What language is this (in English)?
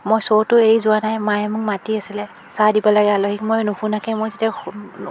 Assamese